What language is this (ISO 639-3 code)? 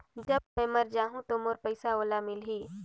hne